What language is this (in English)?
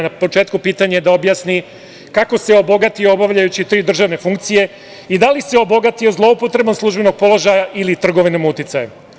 Serbian